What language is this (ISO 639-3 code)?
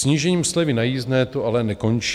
ces